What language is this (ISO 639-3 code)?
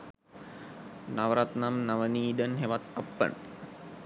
sin